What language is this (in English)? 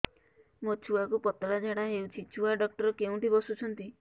Odia